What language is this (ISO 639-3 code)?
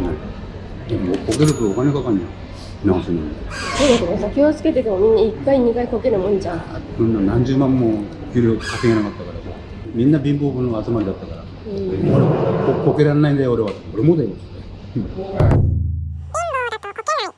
jpn